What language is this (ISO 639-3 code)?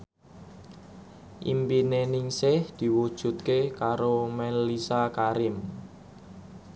jav